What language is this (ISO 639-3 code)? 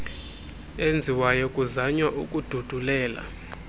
xho